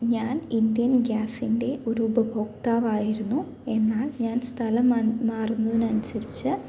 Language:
Malayalam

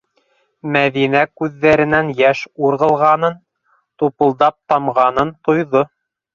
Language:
Bashkir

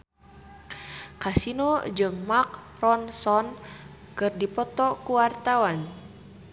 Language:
Sundanese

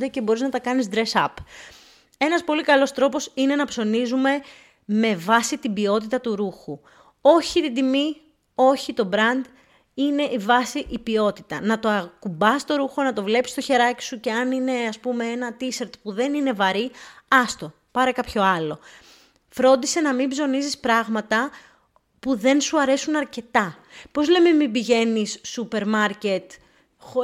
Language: Greek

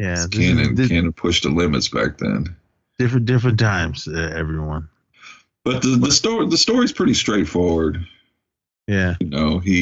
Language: English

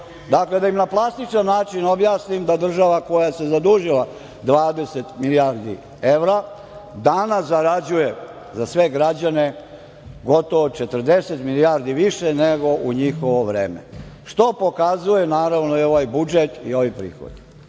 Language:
Serbian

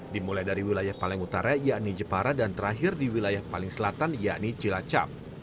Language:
Indonesian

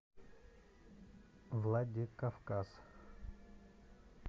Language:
Russian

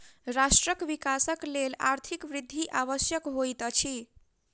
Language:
Maithili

